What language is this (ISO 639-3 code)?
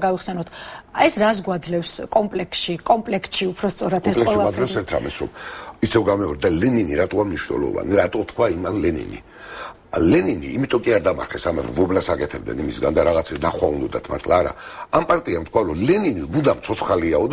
ron